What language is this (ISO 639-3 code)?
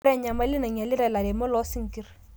mas